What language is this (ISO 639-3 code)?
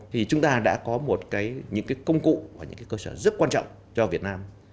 vie